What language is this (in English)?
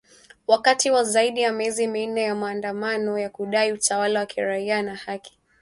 Swahili